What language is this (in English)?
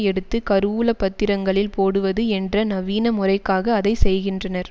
Tamil